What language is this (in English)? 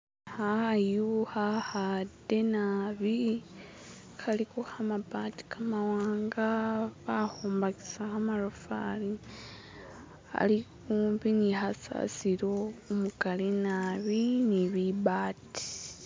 Masaaba